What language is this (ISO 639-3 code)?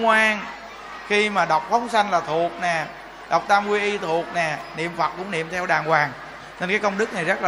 vie